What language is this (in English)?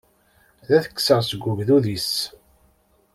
Kabyle